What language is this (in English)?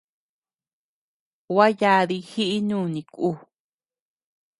Tepeuxila Cuicatec